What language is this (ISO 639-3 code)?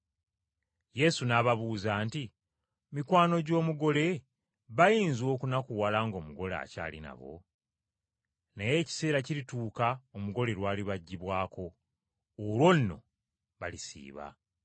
lug